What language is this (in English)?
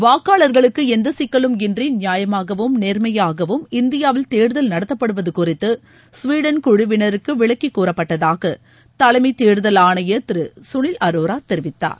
Tamil